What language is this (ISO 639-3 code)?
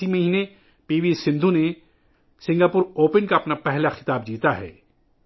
urd